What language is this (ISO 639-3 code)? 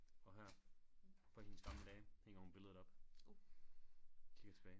dan